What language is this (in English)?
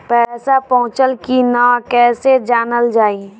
Bhojpuri